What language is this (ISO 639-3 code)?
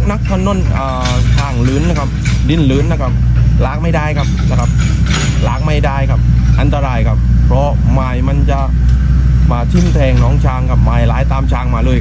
tha